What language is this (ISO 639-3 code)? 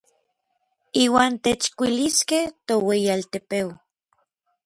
nlv